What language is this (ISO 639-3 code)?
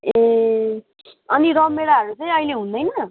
nep